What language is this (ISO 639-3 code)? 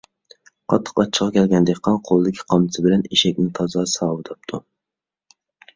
uig